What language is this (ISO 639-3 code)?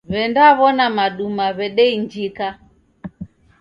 dav